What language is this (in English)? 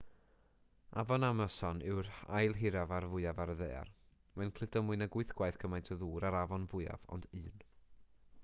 Welsh